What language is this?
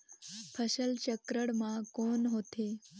Chhattisgarhi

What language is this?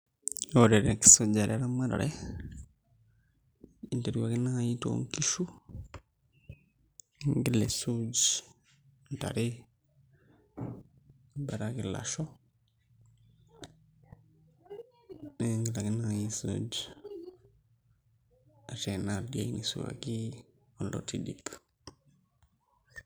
Masai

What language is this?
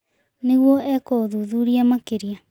Kikuyu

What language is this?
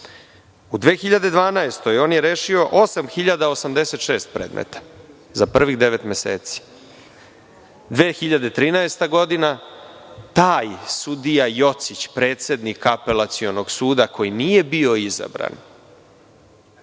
Serbian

